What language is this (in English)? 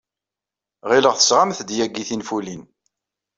Kabyle